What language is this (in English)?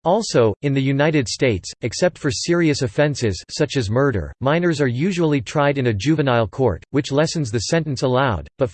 English